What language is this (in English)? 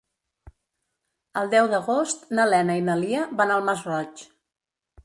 Catalan